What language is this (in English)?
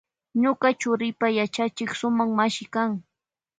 Loja Highland Quichua